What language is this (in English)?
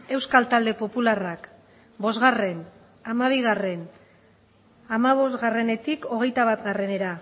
Basque